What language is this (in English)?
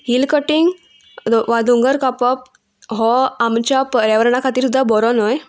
Konkani